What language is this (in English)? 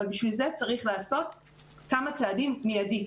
Hebrew